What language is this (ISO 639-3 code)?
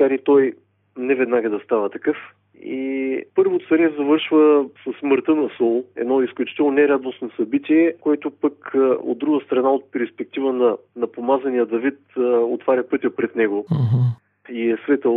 bul